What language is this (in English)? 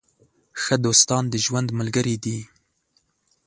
Pashto